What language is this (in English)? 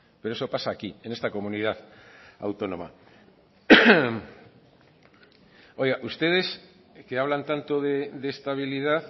Spanish